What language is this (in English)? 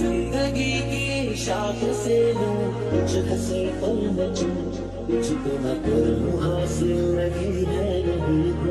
Arabic